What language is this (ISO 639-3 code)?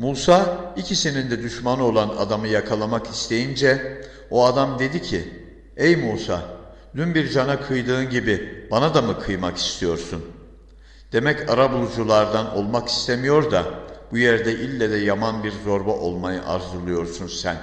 tur